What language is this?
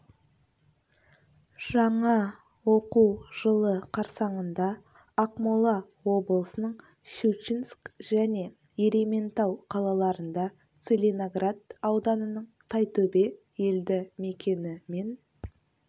Kazakh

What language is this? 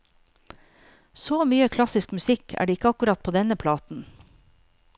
Norwegian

